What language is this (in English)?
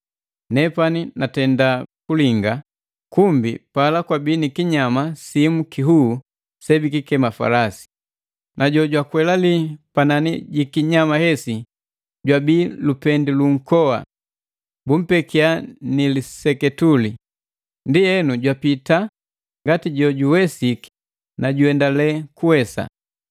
Matengo